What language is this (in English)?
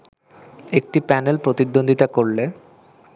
Bangla